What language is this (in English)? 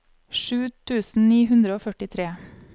Norwegian